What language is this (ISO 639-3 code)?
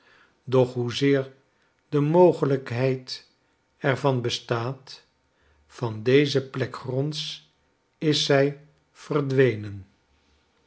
nld